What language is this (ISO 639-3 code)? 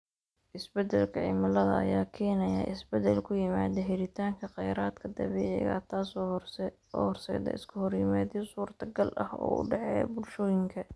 som